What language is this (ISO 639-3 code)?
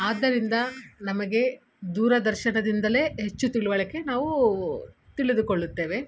kan